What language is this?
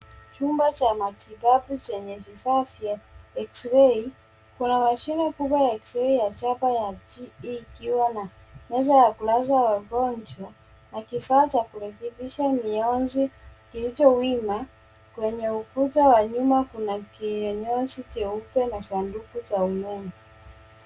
Swahili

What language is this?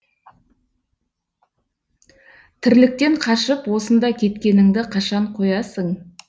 Kazakh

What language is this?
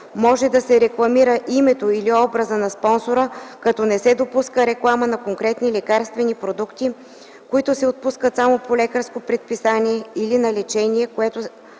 Bulgarian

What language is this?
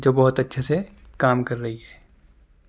Urdu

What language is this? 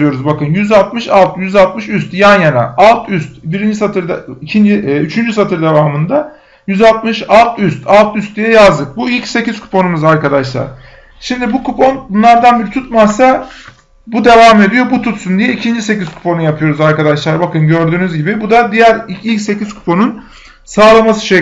Turkish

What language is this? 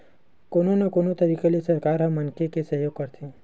Chhattisgarhi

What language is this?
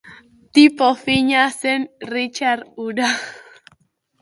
Basque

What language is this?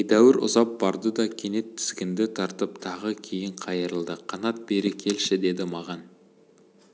Kazakh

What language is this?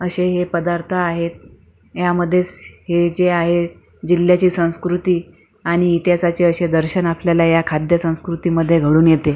Marathi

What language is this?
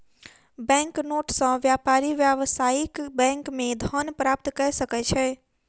Maithili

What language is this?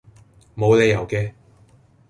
Cantonese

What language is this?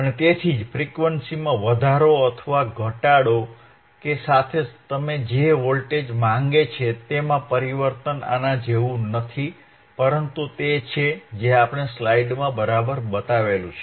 Gujarati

